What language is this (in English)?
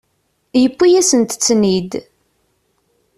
Kabyle